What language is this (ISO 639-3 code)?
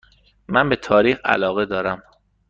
fas